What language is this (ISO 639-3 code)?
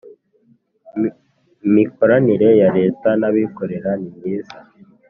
kin